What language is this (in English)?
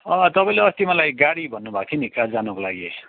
Nepali